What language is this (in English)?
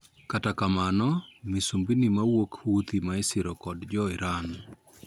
Luo (Kenya and Tanzania)